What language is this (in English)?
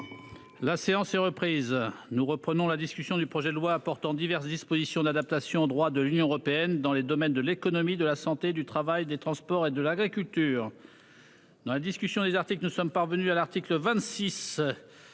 French